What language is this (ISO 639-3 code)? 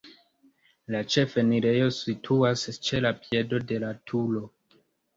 epo